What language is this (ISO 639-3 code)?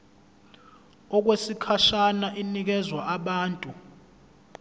zul